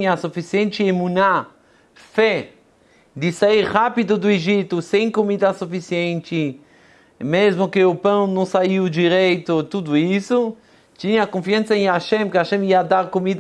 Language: Portuguese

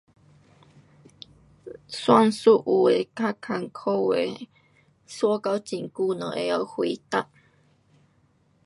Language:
Pu-Xian Chinese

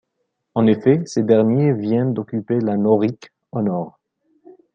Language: French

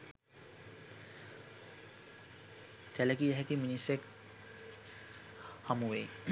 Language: Sinhala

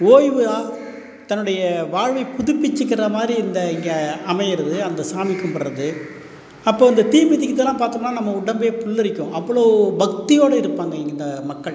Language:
Tamil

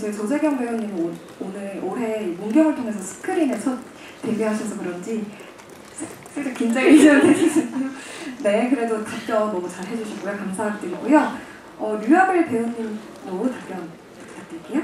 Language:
Korean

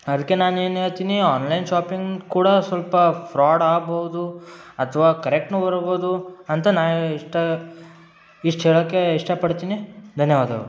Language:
Kannada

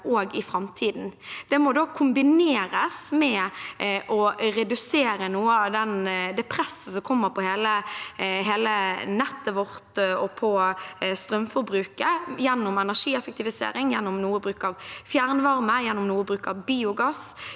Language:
Norwegian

